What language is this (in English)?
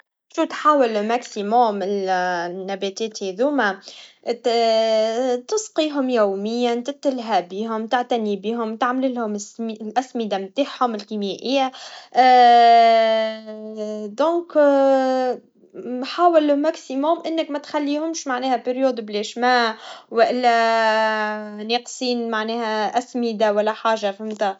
Tunisian Arabic